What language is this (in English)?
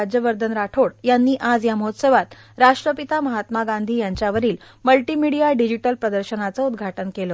Marathi